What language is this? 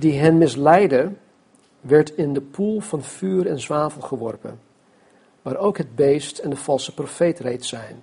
Dutch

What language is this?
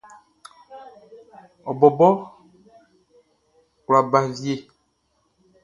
Baoulé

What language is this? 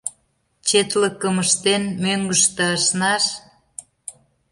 Mari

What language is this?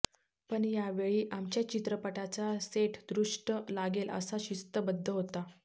Marathi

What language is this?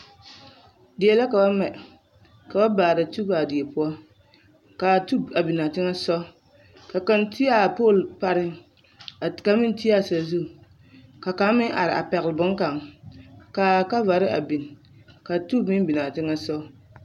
Southern Dagaare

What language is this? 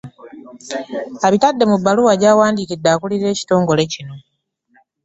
Ganda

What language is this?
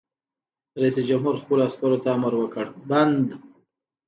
Pashto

